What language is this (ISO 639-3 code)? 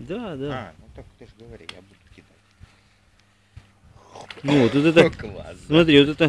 rus